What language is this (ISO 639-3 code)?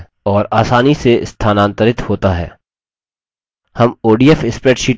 hin